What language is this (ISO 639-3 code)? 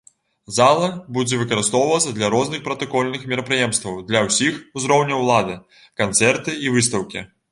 bel